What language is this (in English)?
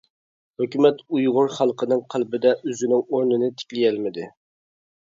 Uyghur